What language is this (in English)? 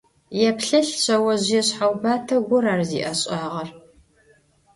Adyghe